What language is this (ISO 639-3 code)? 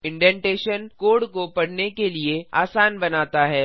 hin